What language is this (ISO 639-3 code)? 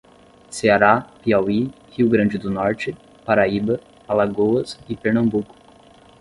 por